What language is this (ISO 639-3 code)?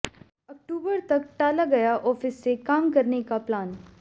hin